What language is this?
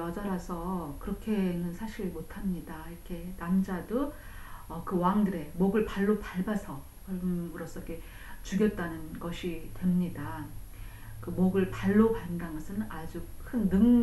Korean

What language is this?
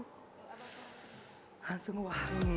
Indonesian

